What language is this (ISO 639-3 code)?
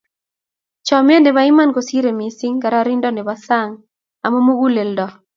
kln